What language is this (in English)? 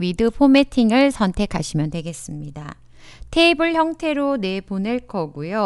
Korean